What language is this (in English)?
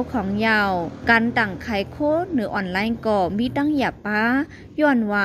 Thai